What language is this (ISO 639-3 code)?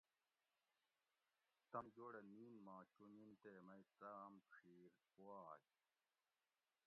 gwc